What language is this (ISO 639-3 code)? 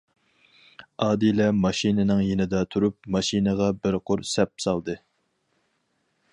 uig